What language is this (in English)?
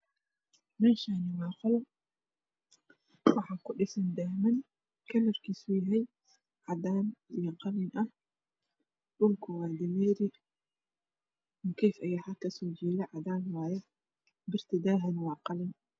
Somali